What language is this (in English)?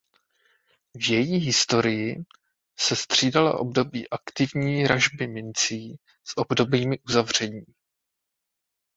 Czech